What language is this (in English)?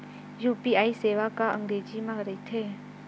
Chhattisgarhi